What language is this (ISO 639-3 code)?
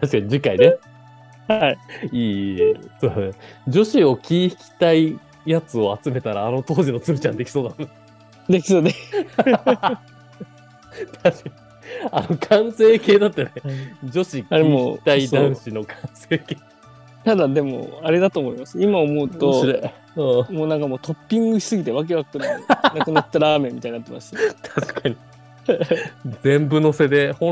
jpn